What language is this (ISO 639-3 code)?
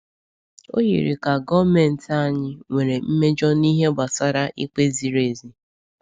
ibo